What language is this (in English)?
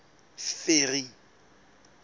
Southern Sotho